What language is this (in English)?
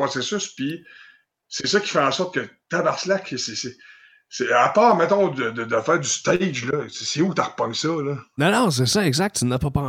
French